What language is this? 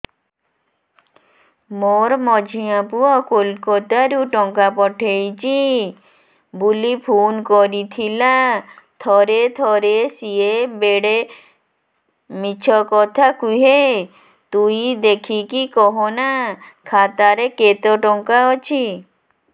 Odia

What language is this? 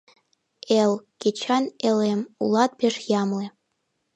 Mari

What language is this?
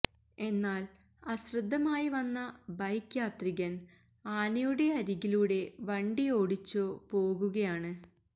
Malayalam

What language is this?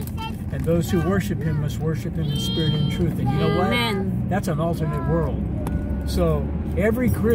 English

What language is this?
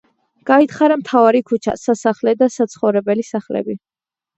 Georgian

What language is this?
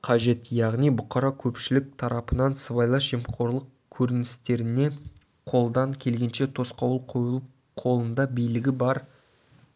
Kazakh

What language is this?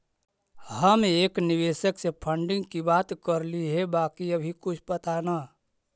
Magahi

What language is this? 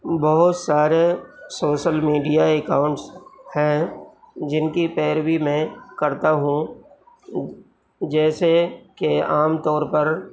Urdu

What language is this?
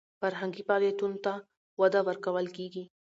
Pashto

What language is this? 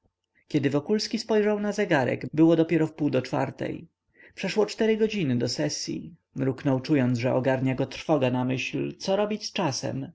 Polish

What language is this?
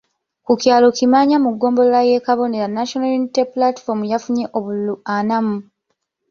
Ganda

